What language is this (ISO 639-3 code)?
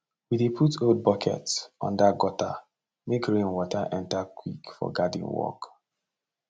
pcm